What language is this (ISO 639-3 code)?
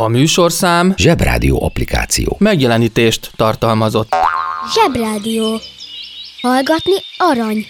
hun